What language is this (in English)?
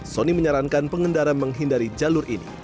Indonesian